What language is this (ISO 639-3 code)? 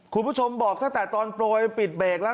tha